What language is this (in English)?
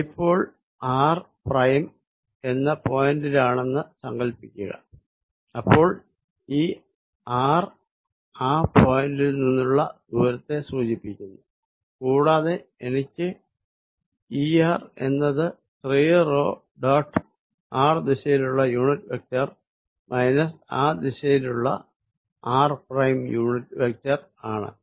Malayalam